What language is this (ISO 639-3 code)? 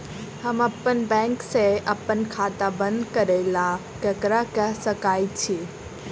mai